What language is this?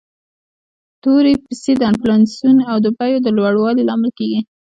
Pashto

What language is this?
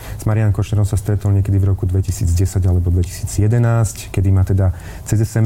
Slovak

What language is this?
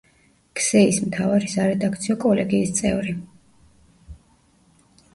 Georgian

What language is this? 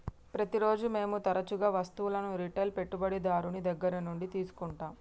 Telugu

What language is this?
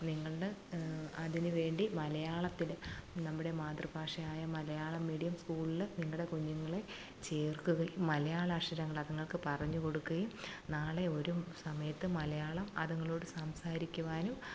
Malayalam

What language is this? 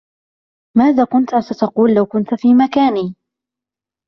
Arabic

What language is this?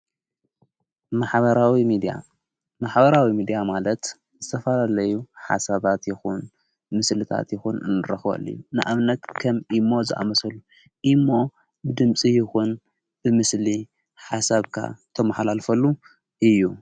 Tigrinya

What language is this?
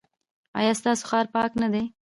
Pashto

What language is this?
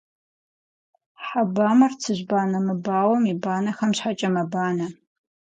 Kabardian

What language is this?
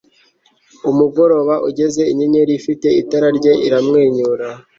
Kinyarwanda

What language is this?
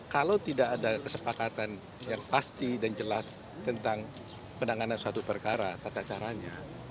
Indonesian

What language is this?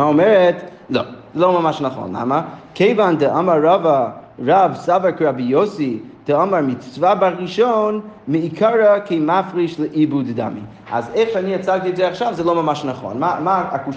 Hebrew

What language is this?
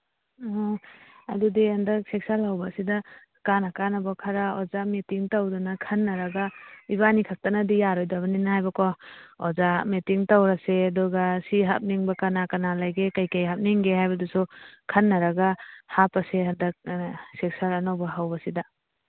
Manipuri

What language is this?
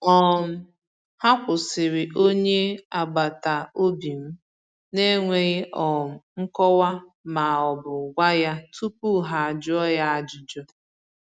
Igbo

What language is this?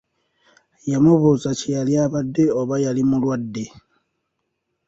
Ganda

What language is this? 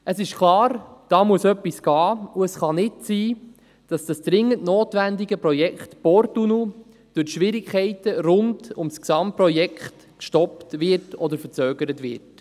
Swiss German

